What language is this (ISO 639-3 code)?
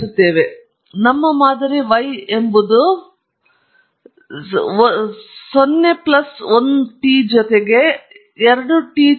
kan